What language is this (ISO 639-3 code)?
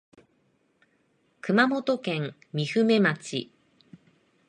jpn